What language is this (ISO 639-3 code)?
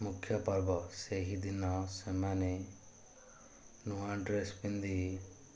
ori